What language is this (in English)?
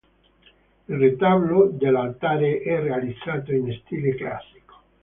Italian